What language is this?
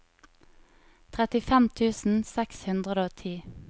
Norwegian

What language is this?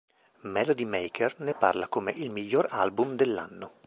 Italian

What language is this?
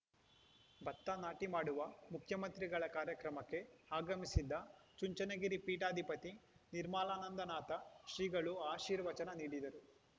Kannada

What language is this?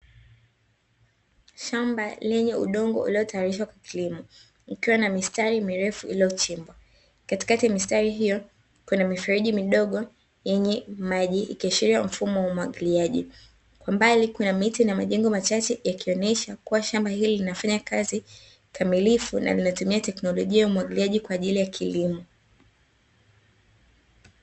Swahili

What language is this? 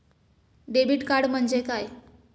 Marathi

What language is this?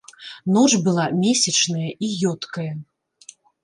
Belarusian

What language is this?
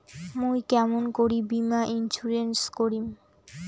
Bangla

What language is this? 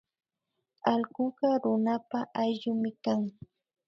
Imbabura Highland Quichua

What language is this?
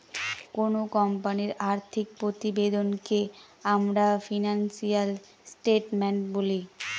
Bangla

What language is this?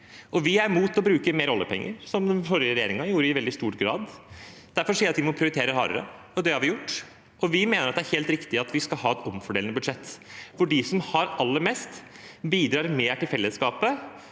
Norwegian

